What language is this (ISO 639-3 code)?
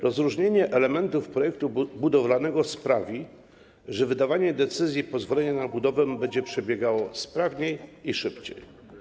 pol